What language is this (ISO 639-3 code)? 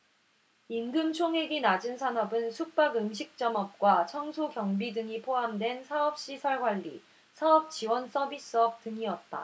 kor